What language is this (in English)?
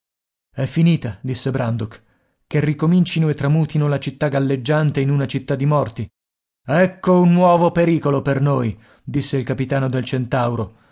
Italian